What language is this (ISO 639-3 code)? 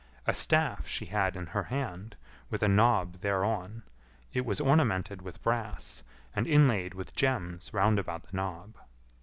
eng